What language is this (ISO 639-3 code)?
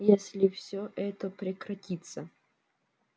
rus